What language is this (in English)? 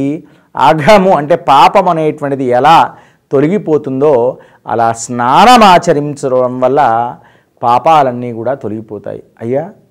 Telugu